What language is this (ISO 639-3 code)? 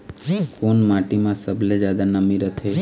hne